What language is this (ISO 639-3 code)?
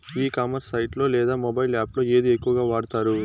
tel